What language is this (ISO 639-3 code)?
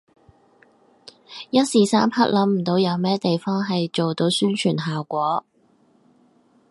yue